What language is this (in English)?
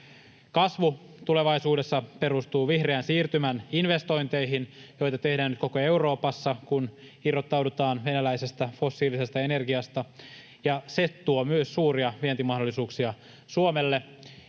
Finnish